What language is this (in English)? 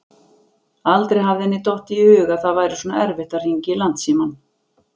Icelandic